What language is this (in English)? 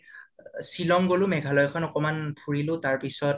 Assamese